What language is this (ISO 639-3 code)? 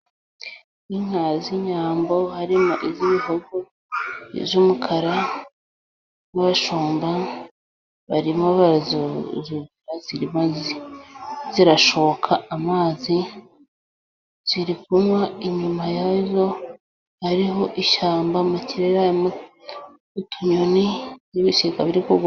kin